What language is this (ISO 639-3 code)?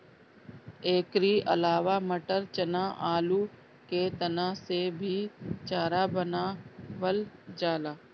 bho